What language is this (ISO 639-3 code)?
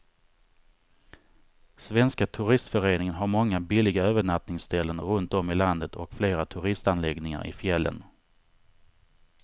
swe